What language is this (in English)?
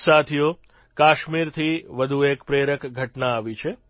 Gujarati